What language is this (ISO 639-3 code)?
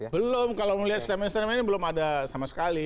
ind